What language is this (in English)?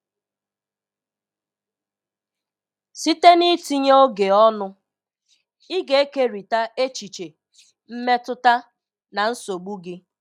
Igbo